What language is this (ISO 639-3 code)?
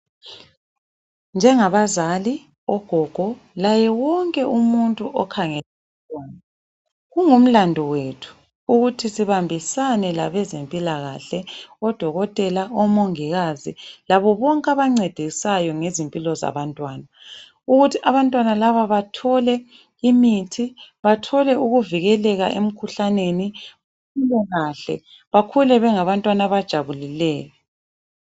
nde